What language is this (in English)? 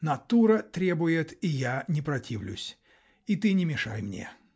Russian